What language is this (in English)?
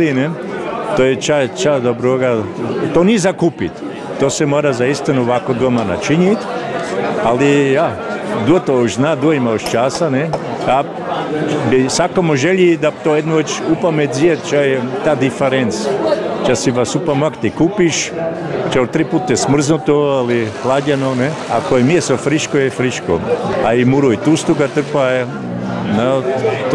Croatian